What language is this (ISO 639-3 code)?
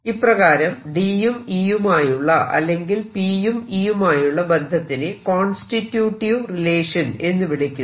mal